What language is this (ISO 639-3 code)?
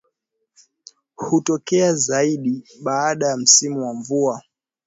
swa